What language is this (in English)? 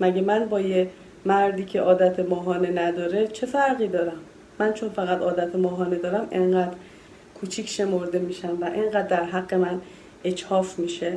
Persian